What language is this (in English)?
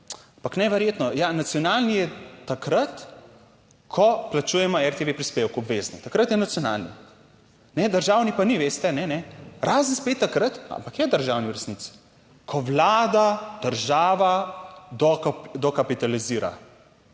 Slovenian